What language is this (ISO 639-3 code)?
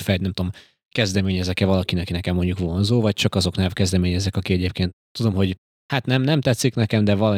hun